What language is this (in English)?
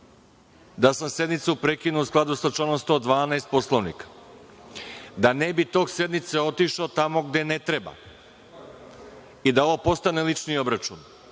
Serbian